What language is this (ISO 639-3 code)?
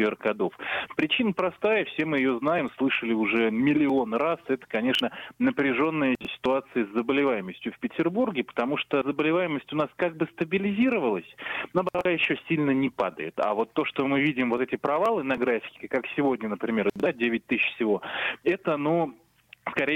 rus